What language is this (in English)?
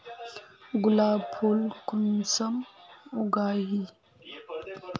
Magahi